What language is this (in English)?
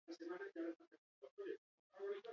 Basque